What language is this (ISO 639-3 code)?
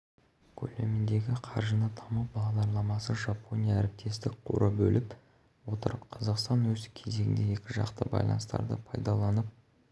kaz